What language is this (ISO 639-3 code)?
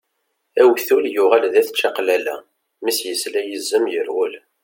kab